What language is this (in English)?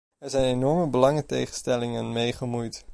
Dutch